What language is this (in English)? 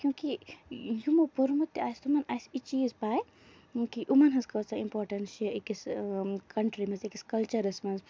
Kashmiri